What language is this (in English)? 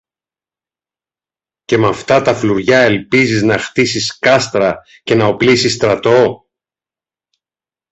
Greek